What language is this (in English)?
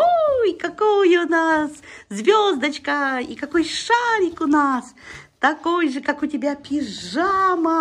Russian